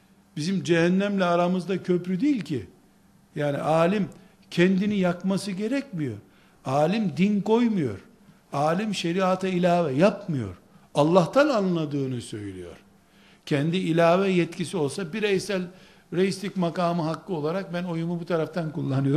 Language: Turkish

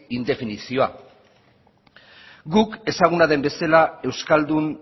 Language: Basque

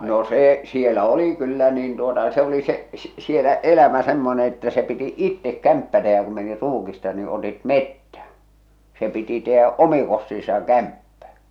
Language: Finnish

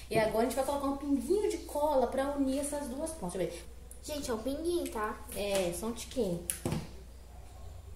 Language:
Portuguese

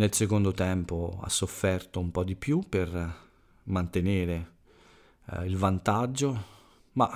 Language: Italian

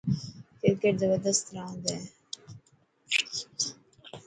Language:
Dhatki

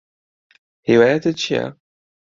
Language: Central Kurdish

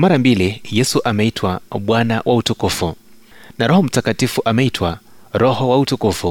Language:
Swahili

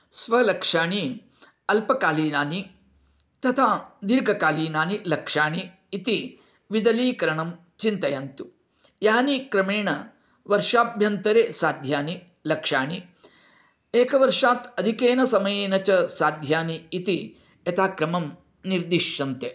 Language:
Sanskrit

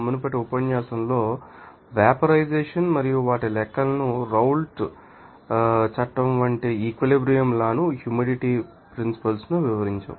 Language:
Telugu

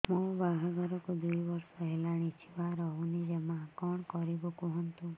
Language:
Odia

